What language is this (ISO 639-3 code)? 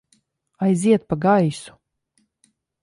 lav